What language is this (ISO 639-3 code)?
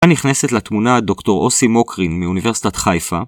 heb